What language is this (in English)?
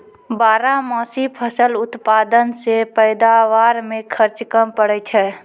Maithili